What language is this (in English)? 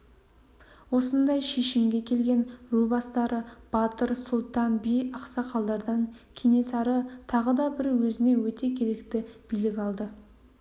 Kazakh